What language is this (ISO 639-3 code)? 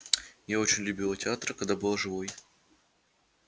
rus